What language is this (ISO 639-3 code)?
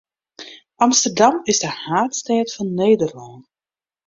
fry